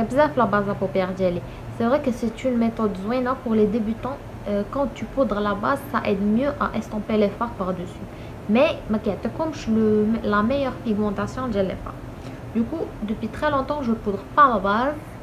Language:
French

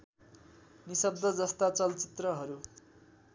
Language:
Nepali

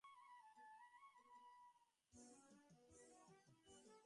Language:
Bangla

